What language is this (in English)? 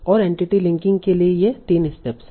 Hindi